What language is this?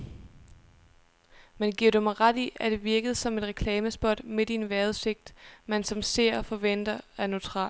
Danish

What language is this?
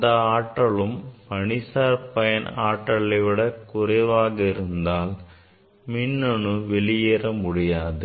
Tamil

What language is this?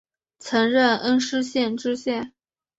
Chinese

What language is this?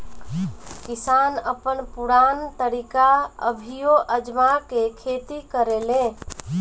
Bhojpuri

